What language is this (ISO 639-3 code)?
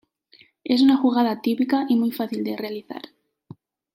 spa